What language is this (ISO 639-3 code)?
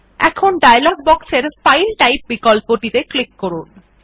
ben